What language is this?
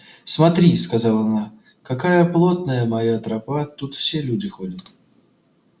Russian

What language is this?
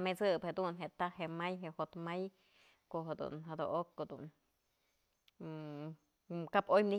Mazatlán Mixe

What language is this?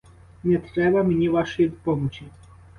Ukrainian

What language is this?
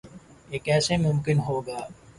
Urdu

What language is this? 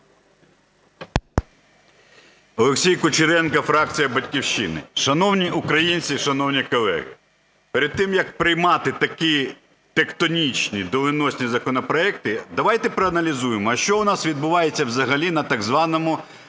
Ukrainian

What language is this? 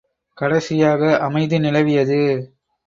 Tamil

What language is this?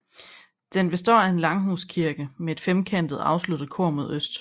Danish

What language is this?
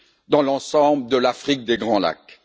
French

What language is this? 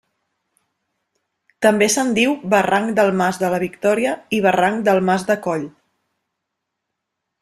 Catalan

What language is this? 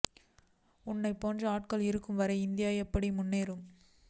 Tamil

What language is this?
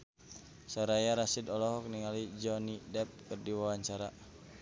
Sundanese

